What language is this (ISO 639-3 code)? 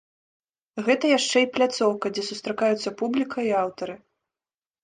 bel